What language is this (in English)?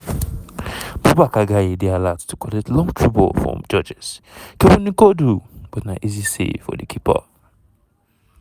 Nigerian Pidgin